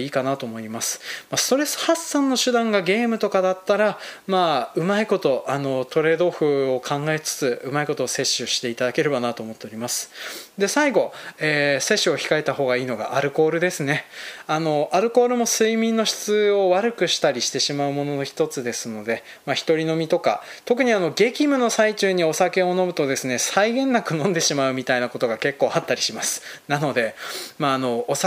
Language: Japanese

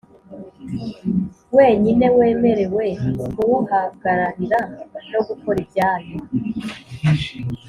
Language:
Kinyarwanda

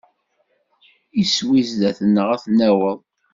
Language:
Kabyle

